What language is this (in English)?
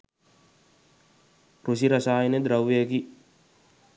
Sinhala